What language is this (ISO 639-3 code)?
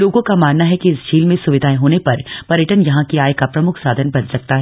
hin